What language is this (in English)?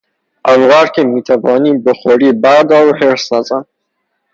Persian